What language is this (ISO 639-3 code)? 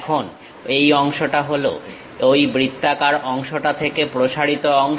ben